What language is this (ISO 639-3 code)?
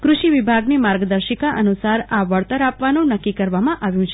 guj